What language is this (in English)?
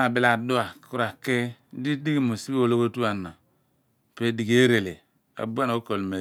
Abua